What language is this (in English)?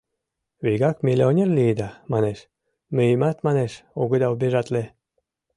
Mari